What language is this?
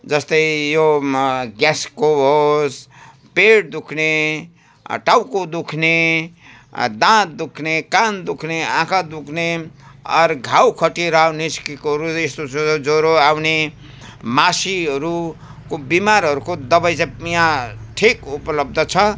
Nepali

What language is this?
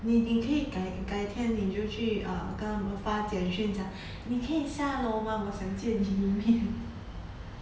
English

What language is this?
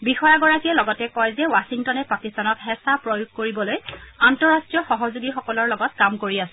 Assamese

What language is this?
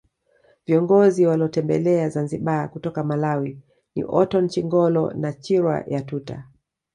Swahili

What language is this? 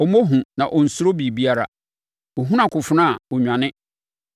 Akan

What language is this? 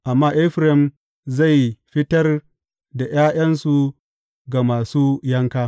Hausa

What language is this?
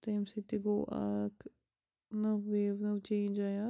Kashmiri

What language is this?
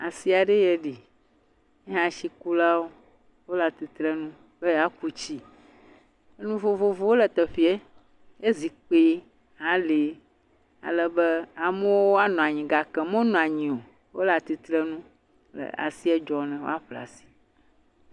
Ewe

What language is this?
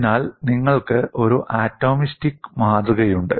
Malayalam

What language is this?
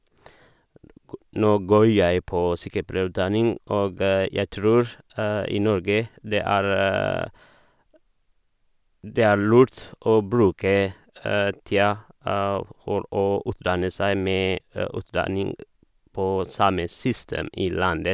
Norwegian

